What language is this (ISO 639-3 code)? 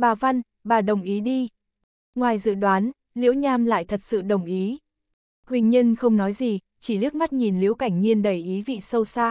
vie